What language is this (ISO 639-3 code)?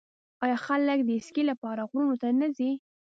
pus